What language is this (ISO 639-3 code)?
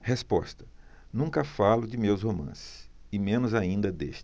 por